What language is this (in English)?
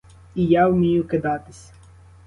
Ukrainian